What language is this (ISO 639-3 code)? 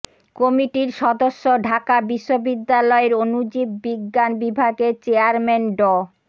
ben